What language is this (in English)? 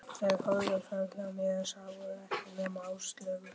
Icelandic